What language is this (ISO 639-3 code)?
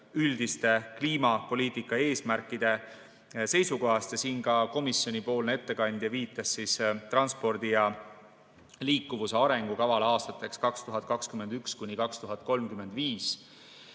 est